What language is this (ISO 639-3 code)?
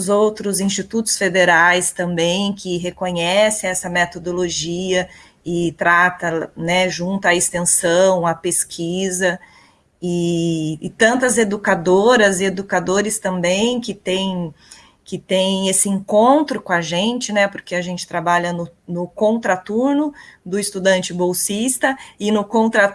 por